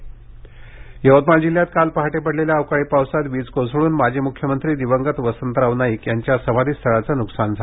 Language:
Marathi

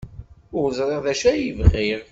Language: Kabyle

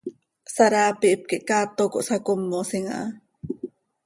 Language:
Seri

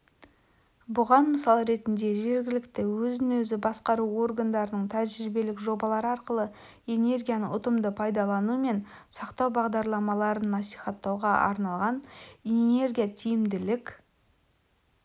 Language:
Kazakh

